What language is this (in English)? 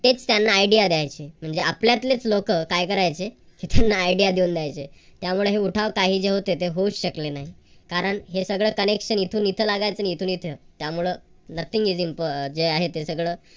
Marathi